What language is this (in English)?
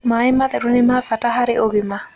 Kikuyu